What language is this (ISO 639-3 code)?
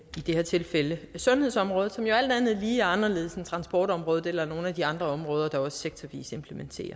dan